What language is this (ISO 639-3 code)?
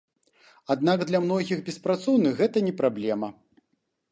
bel